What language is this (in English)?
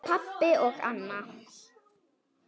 Icelandic